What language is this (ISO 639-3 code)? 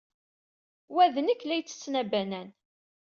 kab